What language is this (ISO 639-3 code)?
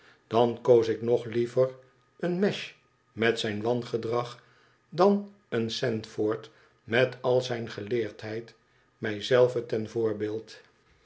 nld